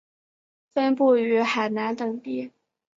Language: Chinese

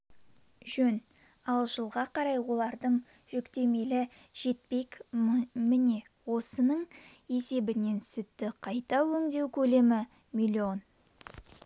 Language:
Kazakh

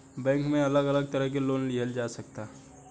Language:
Bhojpuri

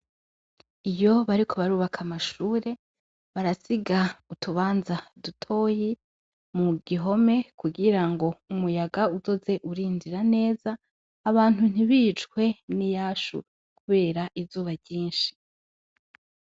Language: Rundi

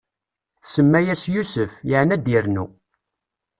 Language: Kabyle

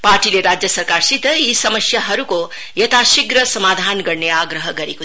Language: Nepali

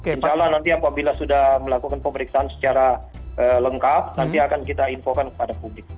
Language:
Indonesian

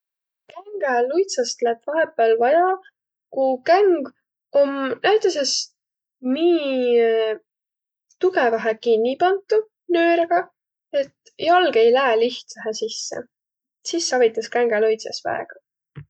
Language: Võro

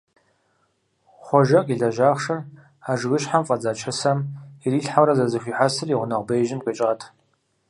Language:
Kabardian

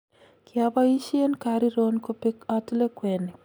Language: Kalenjin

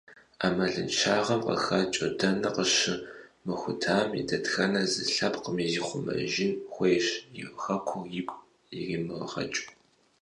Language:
Kabardian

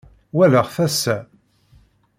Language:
Kabyle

